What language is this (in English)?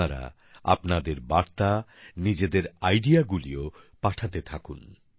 Bangla